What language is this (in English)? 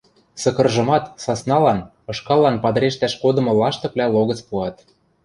Western Mari